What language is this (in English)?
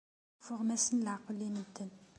Kabyle